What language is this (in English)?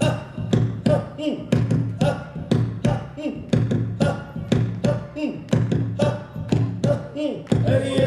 Arabic